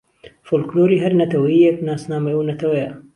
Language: Central Kurdish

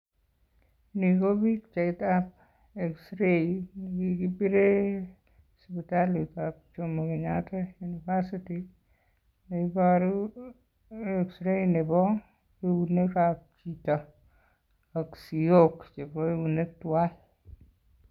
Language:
Kalenjin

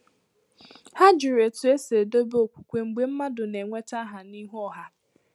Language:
Igbo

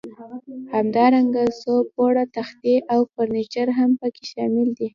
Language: Pashto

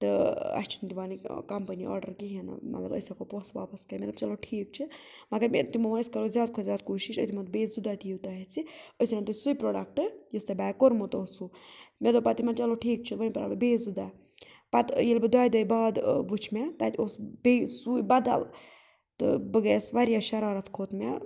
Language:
Kashmiri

